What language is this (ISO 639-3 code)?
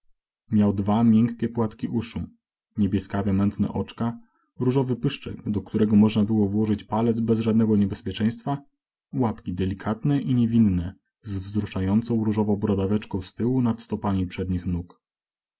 pol